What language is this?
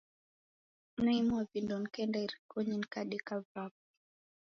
Taita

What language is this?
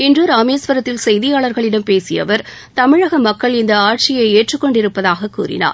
Tamil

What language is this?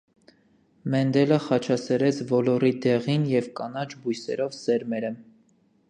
Armenian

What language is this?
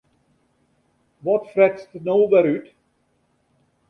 Western Frisian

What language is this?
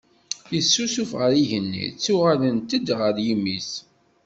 Kabyle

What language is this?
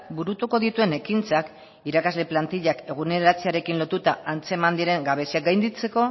Basque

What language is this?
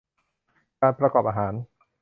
Thai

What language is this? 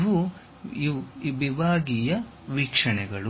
Kannada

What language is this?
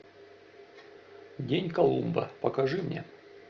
Russian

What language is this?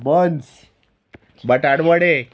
Konkani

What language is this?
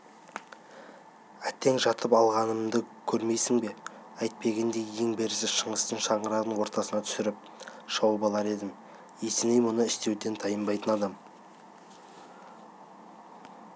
Kazakh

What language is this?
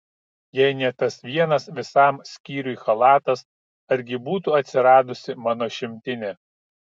Lithuanian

